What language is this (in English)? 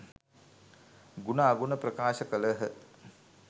Sinhala